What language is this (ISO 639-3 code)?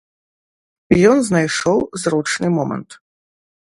bel